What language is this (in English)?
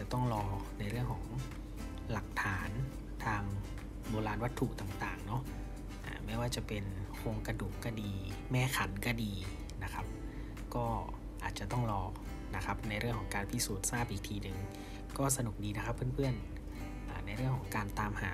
Thai